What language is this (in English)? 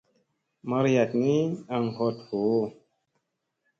Musey